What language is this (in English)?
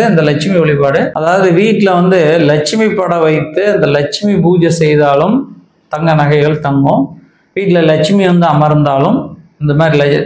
Tamil